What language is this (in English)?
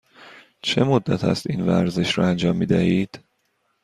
Persian